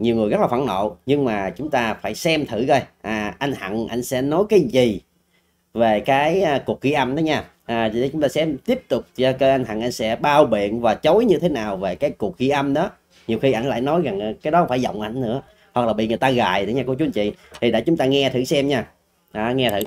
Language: Vietnamese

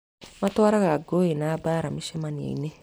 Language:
Kikuyu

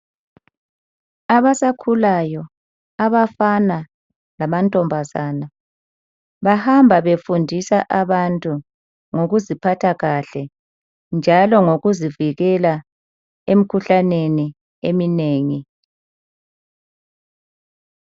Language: North Ndebele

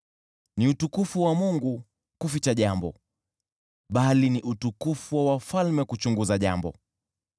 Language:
Swahili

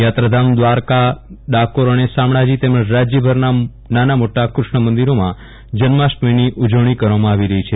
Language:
Gujarati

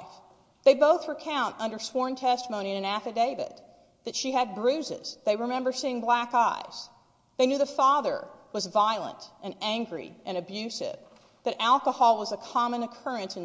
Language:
English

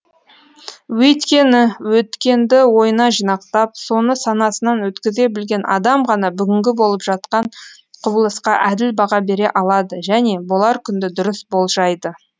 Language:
Kazakh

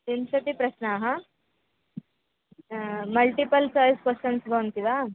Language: Sanskrit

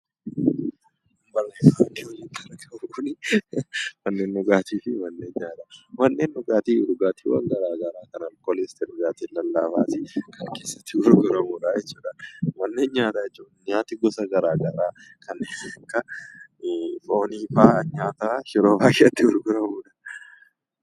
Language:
Oromo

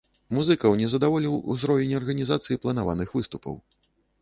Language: Belarusian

